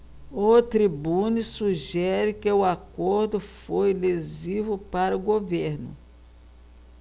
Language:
Portuguese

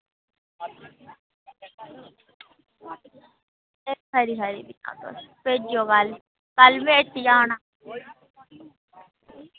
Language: Dogri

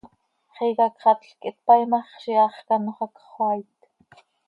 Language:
Seri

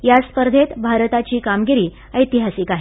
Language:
Marathi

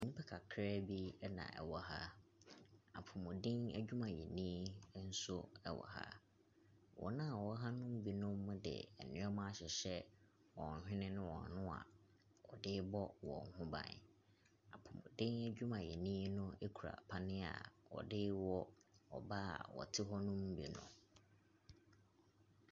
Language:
Akan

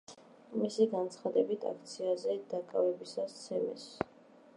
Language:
Georgian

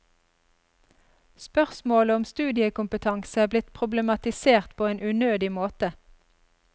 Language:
Norwegian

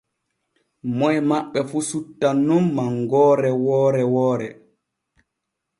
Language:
Borgu Fulfulde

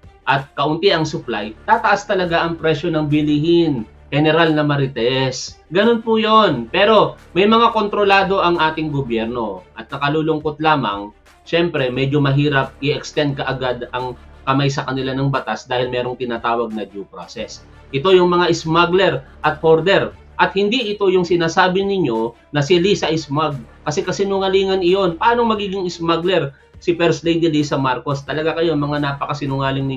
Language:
Filipino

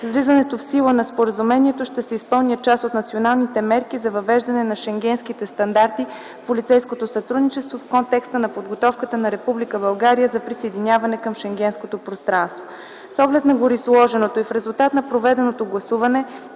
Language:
Bulgarian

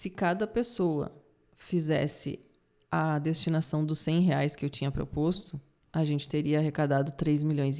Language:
Portuguese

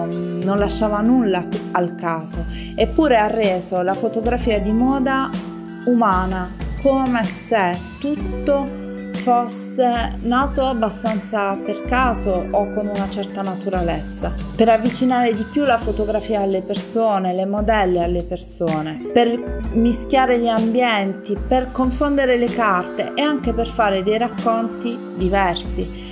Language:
Italian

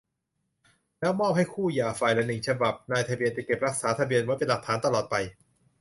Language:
Thai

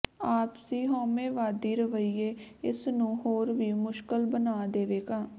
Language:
Punjabi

